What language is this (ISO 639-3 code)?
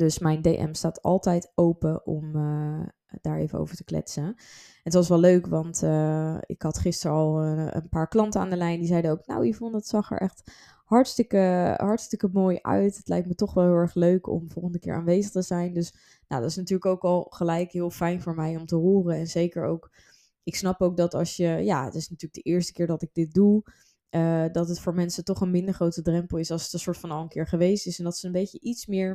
nld